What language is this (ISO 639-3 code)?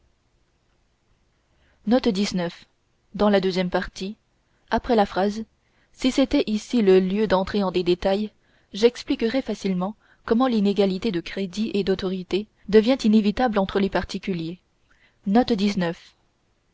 fra